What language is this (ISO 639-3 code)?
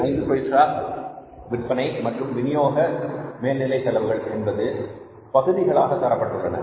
tam